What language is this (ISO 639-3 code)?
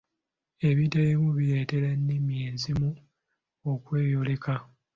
lug